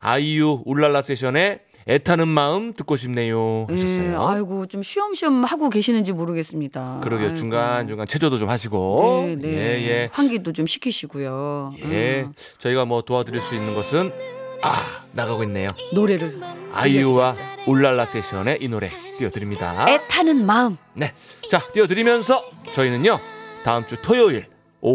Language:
Korean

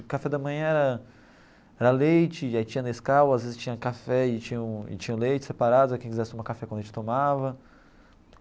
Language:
Portuguese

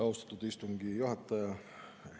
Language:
Estonian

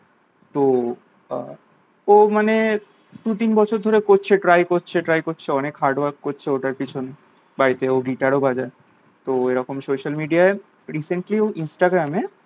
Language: Bangla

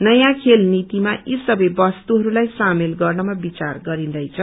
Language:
Nepali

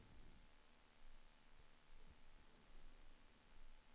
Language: Swedish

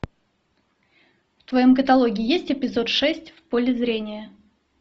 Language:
Russian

